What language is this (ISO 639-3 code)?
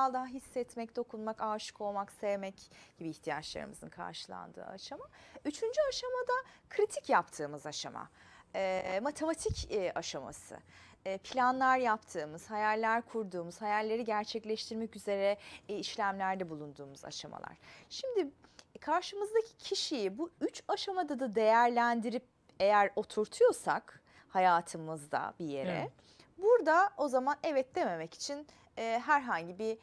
tur